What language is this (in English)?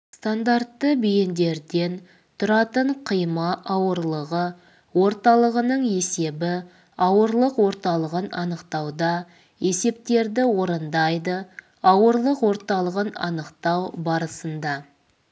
Kazakh